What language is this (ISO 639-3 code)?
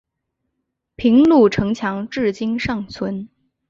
zho